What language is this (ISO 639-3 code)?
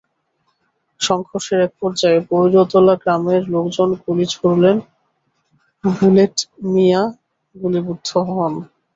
ben